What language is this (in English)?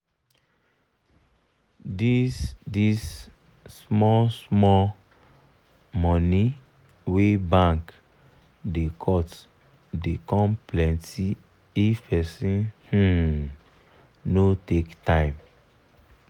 Nigerian Pidgin